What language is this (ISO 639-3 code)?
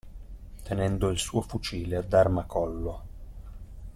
ita